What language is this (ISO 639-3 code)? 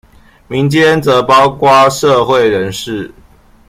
zho